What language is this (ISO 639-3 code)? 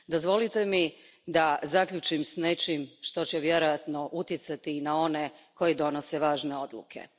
hrv